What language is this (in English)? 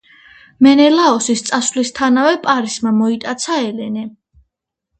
Georgian